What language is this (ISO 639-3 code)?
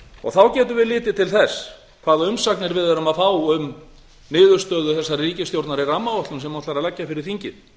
isl